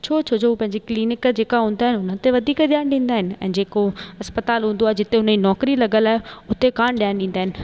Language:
Sindhi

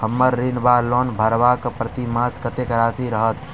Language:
Maithili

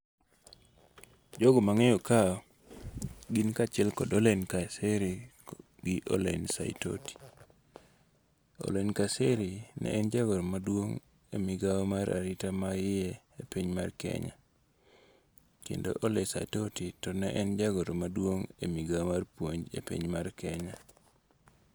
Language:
Luo (Kenya and Tanzania)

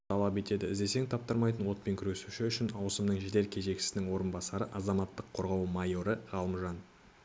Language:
Kazakh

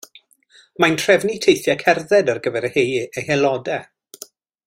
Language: Welsh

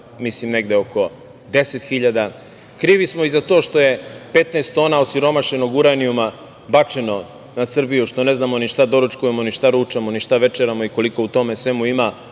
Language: Serbian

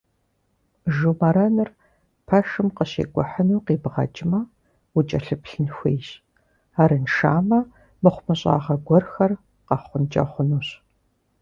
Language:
Kabardian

